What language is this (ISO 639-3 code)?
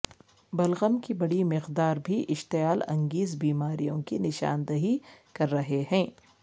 urd